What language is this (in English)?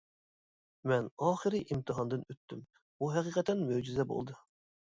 Uyghur